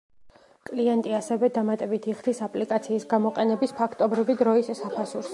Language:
Georgian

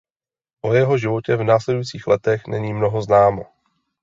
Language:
Czech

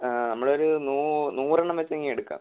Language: Malayalam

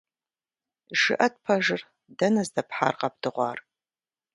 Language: Kabardian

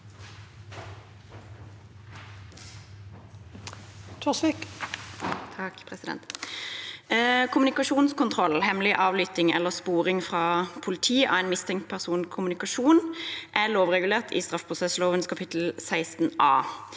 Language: Norwegian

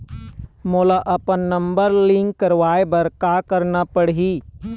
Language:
Chhattisgarhi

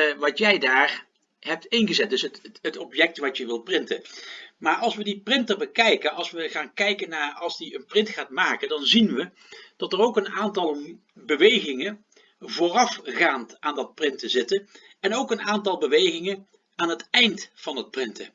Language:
Dutch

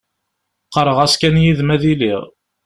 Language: Kabyle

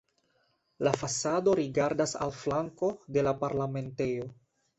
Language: Esperanto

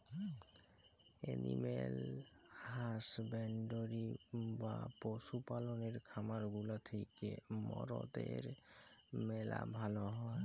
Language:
Bangla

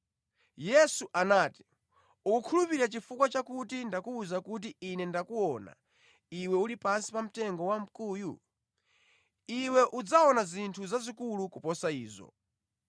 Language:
Nyanja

